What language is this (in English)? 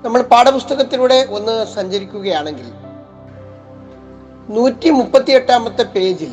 Malayalam